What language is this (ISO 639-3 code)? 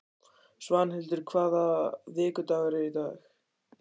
isl